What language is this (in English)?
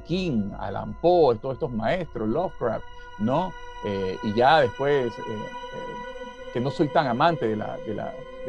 Spanish